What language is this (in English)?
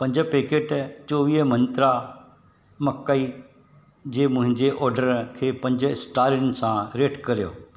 Sindhi